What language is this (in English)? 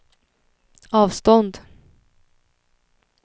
Swedish